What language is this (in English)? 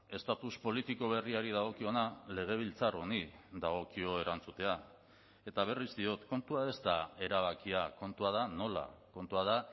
Basque